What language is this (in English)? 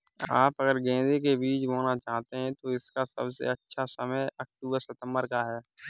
Hindi